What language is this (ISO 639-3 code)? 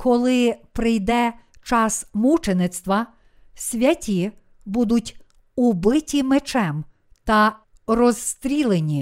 ukr